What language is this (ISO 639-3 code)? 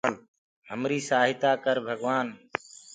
ggg